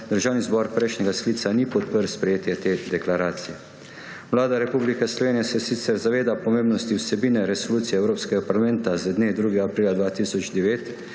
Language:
Slovenian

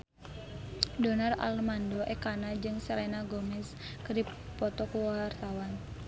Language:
Sundanese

